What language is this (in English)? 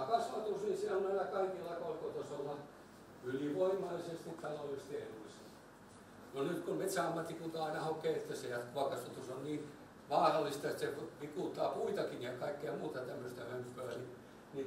Finnish